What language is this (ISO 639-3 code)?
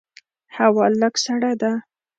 pus